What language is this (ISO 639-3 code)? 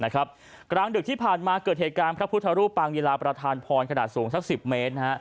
tha